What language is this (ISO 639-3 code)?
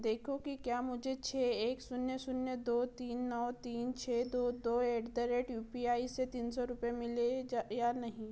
hin